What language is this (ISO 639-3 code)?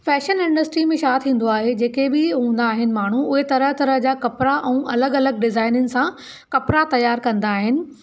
snd